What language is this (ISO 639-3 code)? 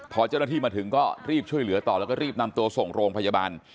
tha